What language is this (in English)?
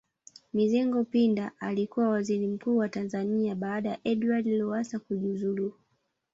Swahili